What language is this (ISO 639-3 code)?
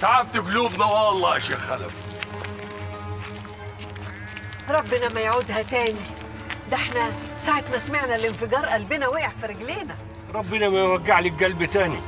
ara